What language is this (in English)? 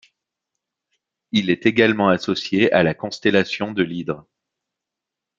French